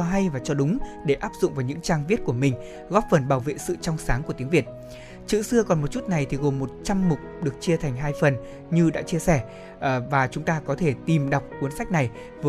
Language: Vietnamese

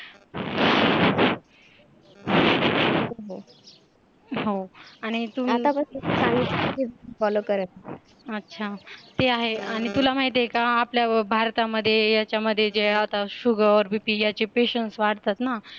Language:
Marathi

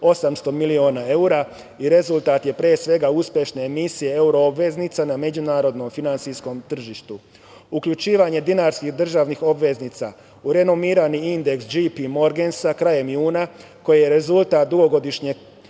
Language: Serbian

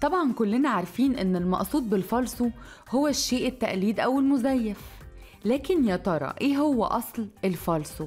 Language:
Arabic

